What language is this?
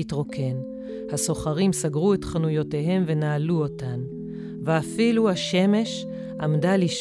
Hebrew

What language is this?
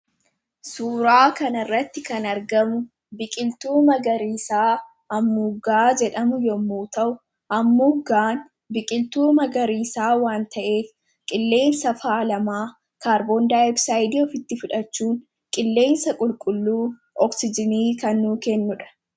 Oromo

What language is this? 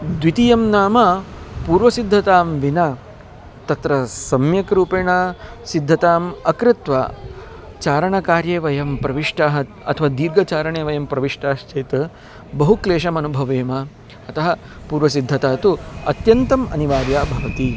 Sanskrit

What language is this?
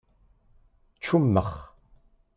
Kabyle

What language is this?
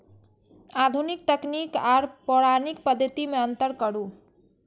Maithili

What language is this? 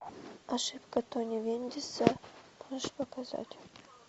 Russian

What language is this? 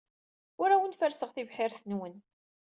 Kabyle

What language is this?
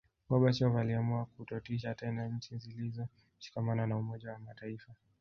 Swahili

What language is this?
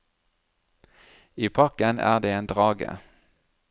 Norwegian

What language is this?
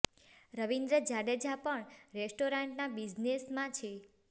Gujarati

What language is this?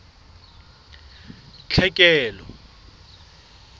Southern Sotho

